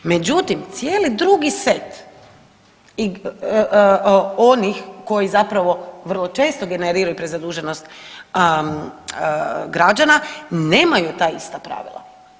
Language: Croatian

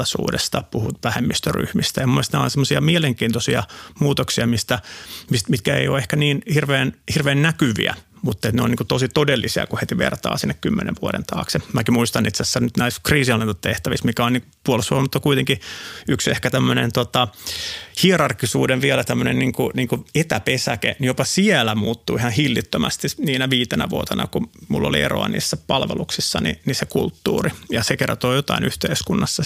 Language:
Finnish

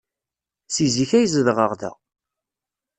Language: Kabyle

